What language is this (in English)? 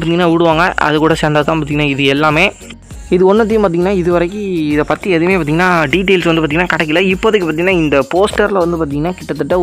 Indonesian